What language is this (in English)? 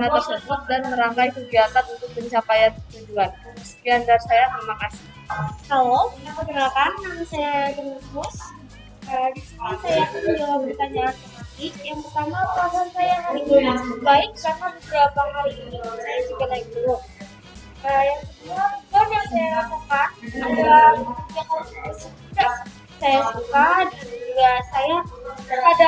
Indonesian